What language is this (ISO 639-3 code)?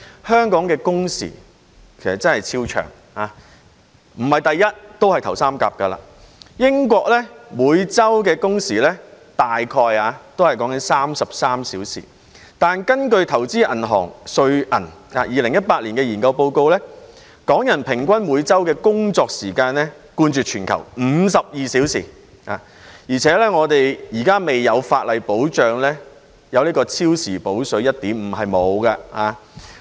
yue